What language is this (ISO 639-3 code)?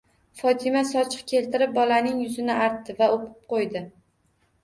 uzb